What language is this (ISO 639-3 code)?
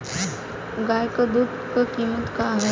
bho